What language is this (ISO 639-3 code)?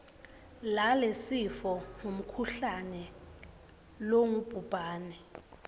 ssw